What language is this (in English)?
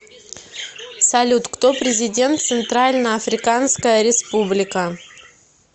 Russian